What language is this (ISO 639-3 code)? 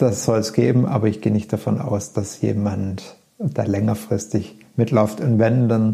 deu